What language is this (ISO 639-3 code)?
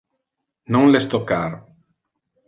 ina